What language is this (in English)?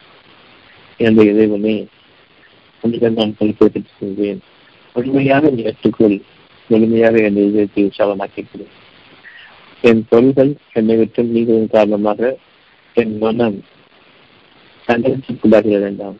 Tamil